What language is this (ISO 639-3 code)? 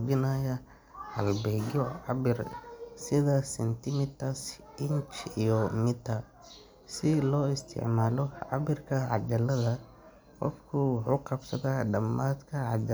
som